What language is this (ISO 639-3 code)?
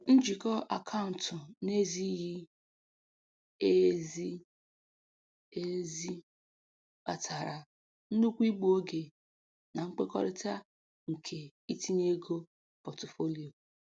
ibo